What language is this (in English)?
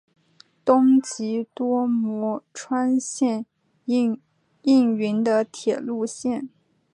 Chinese